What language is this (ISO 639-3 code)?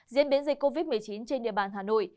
vie